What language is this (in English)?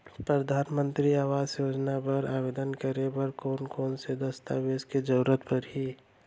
Chhattisgarhi